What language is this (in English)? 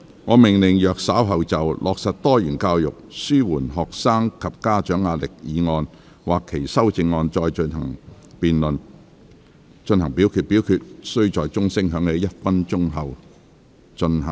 Cantonese